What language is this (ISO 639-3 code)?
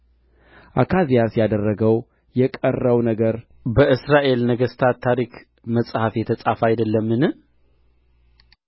amh